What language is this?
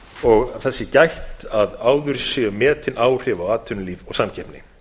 Icelandic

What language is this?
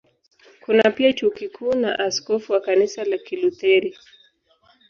Swahili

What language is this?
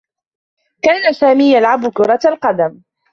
Arabic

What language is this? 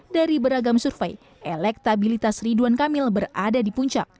Indonesian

